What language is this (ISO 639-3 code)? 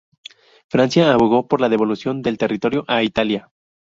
spa